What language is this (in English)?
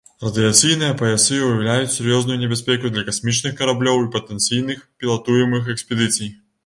Belarusian